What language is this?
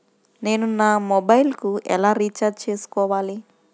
Telugu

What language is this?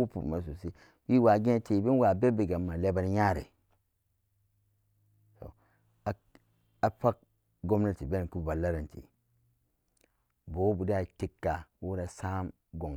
Samba Daka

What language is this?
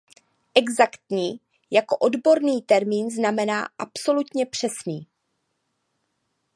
Czech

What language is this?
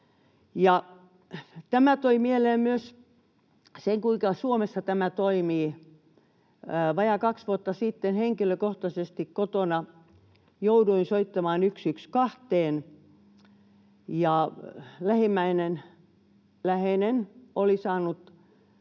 Finnish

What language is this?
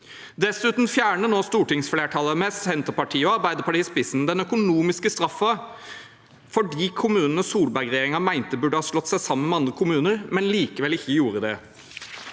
Norwegian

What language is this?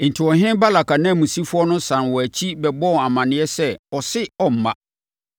Akan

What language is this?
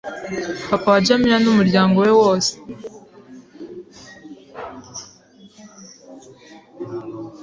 Kinyarwanda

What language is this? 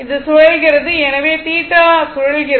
Tamil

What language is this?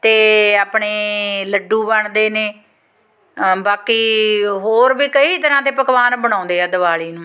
Punjabi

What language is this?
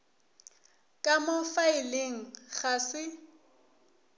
Northern Sotho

